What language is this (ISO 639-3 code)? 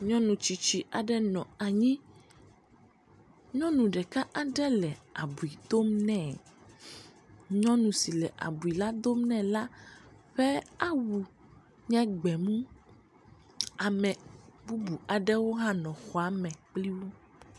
ewe